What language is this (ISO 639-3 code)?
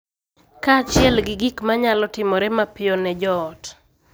luo